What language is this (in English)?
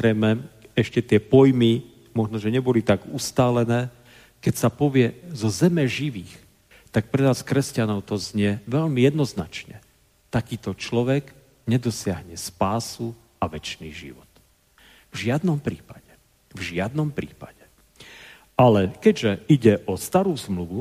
Slovak